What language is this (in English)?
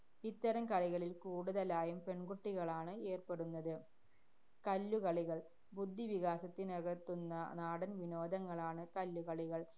Malayalam